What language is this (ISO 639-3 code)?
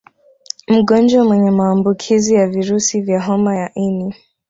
swa